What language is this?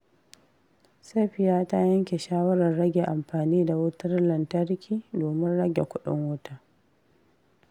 Hausa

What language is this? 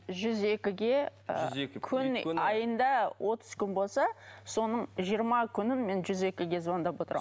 Kazakh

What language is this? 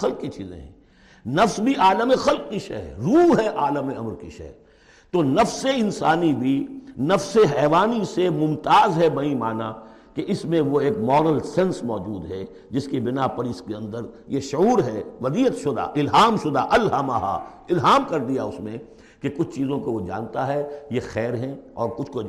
Urdu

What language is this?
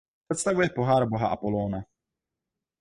Czech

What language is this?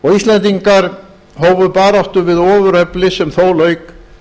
Icelandic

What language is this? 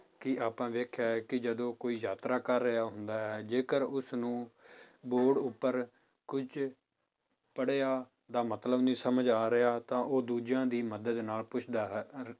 Punjabi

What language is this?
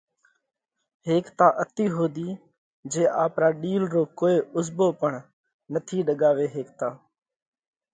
Parkari Koli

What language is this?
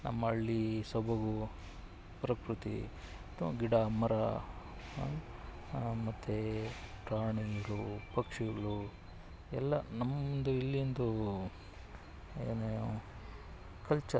Kannada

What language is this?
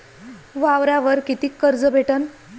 Marathi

